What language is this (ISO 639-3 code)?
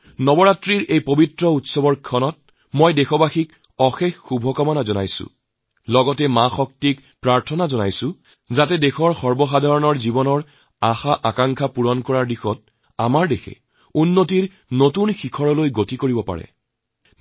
asm